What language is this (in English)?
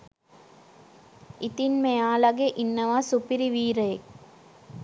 Sinhala